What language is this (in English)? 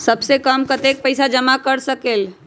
Magahi